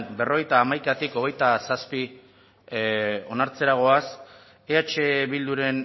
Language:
Basque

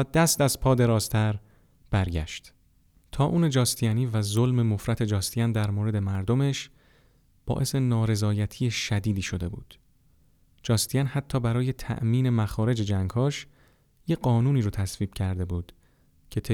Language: Persian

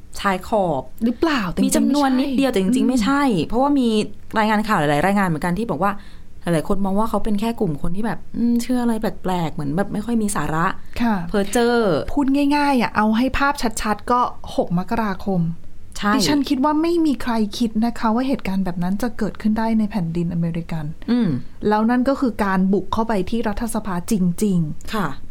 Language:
Thai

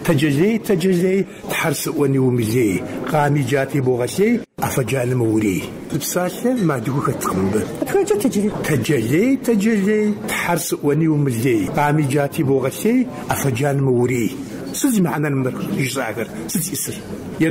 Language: Arabic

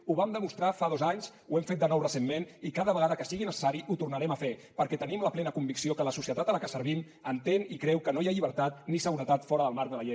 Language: Catalan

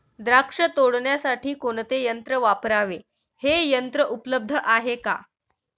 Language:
Marathi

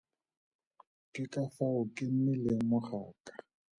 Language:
Tswana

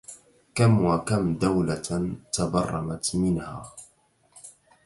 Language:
Arabic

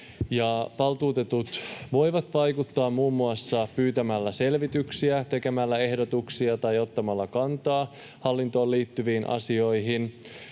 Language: Finnish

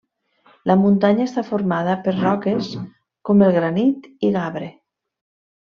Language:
Catalan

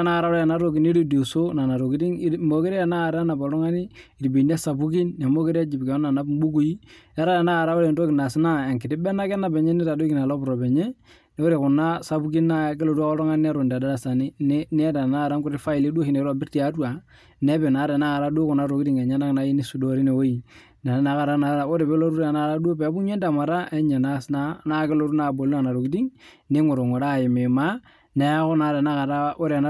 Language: Masai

